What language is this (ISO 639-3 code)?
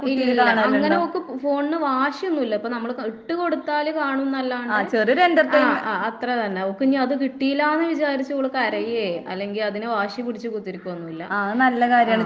mal